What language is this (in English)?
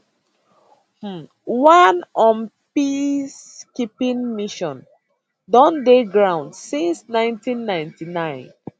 Nigerian Pidgin